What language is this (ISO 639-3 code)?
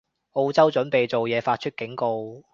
yue